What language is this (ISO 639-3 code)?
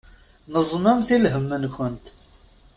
kab